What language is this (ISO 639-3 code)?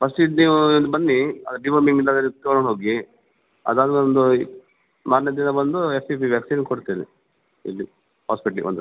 kan